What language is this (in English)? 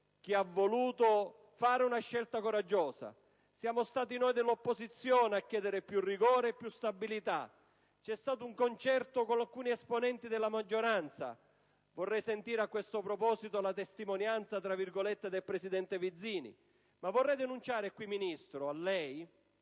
Italian